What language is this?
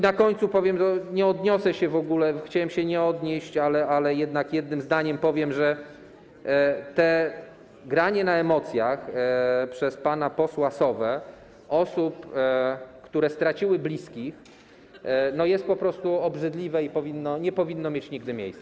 Polish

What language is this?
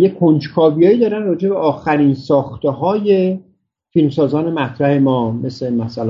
Persian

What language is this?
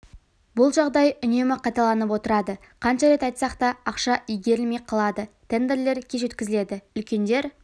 Kazakh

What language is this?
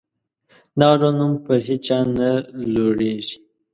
Pashto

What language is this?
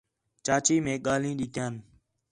Khetrani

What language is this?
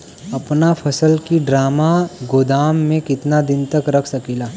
Bhojpuri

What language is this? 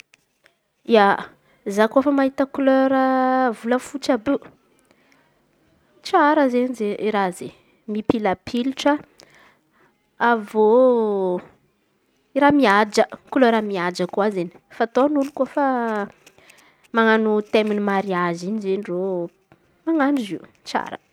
Antankarana Malagasy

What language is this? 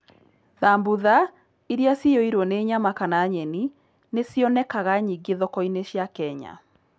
Kikuyu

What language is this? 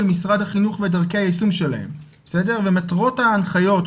Hebrew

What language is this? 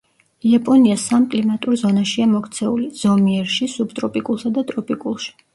Georgian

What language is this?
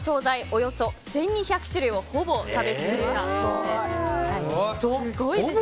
Japanese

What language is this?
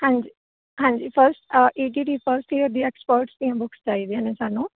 Punjabi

